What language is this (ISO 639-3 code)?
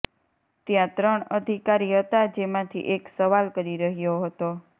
guj